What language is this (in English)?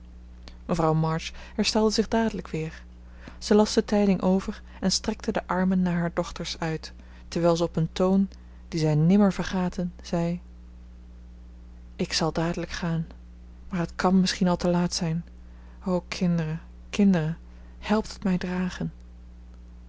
Dutch